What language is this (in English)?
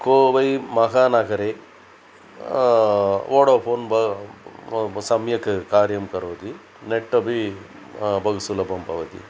Sanskrit